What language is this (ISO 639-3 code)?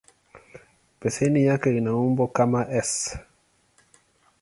swa